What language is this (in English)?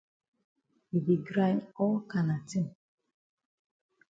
Cameroon Pidgin